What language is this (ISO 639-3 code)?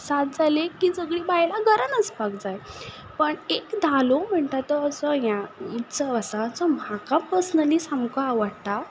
kok